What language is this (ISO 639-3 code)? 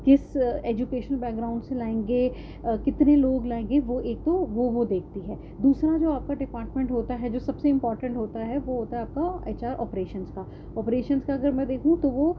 urd